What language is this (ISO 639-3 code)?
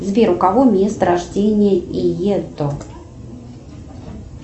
rus